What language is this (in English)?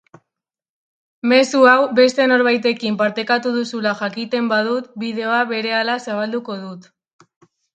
Basque